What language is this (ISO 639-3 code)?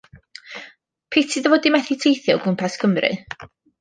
cym